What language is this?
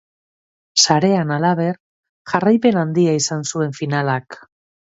Basque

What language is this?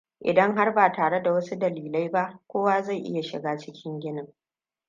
Hausa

